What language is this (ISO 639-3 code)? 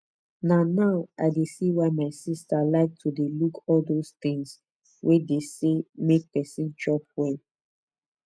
pcm